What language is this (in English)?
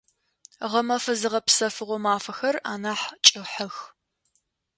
Adyghe